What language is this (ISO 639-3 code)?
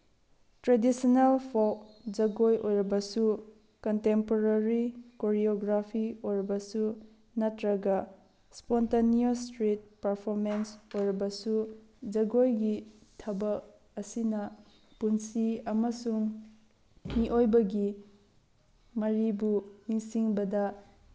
mni